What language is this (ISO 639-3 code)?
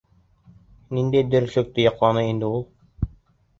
bak